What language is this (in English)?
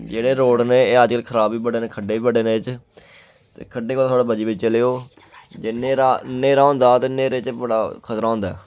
Dogri